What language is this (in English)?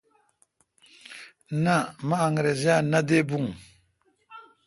Kalkoti